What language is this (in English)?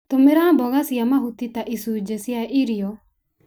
Kikuyu